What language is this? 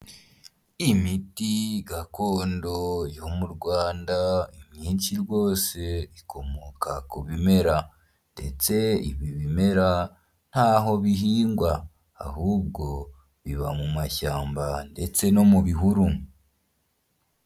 Kinyarwanda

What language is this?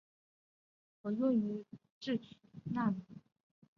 Chinese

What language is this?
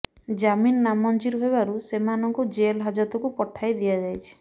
Odia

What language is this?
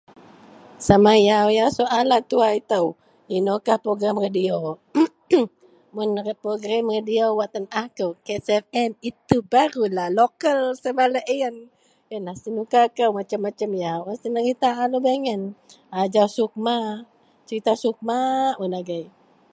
Central Melanau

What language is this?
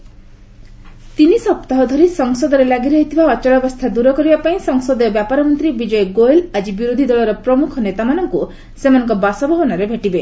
Odia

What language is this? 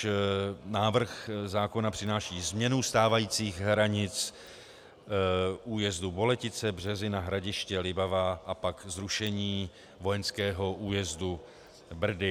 Czech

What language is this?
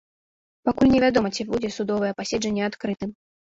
Belarusian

